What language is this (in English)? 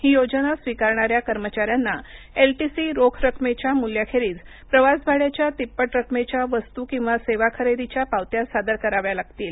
Marathi